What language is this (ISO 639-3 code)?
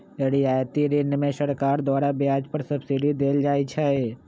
mag